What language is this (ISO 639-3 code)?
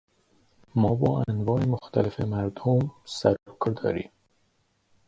fas